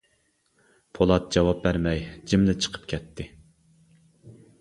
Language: Uyghur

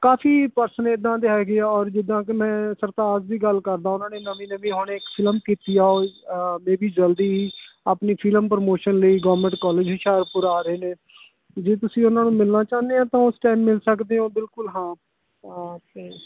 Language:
Punjabi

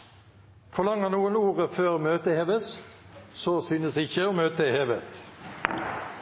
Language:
Norwegian Bokmål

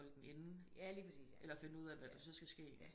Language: Danish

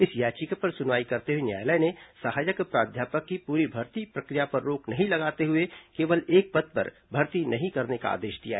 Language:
Hindi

